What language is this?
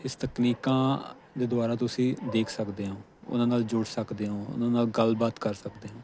Punjabi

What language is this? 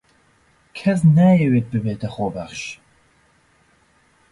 Central Kurdish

